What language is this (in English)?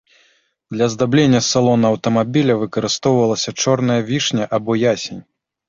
Belarusian